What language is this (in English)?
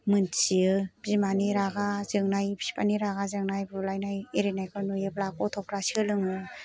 Bodo